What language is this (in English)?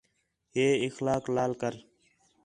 Khetrani